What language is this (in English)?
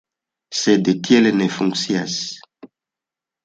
Esperanto